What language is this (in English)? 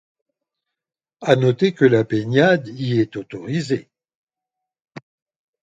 French